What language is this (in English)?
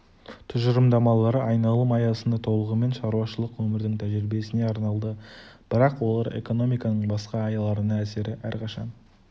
Kazakh